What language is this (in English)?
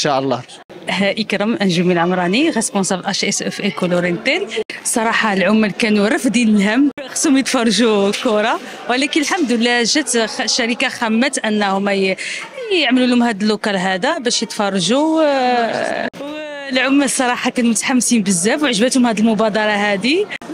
Arabic